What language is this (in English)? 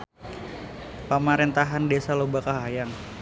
Sundanese